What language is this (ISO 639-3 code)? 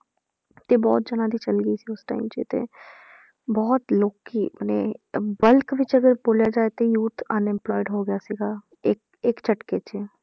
pan